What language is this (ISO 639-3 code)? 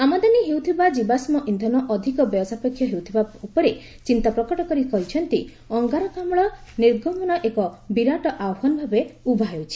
ori